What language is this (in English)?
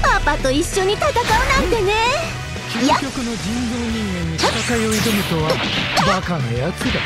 Japanese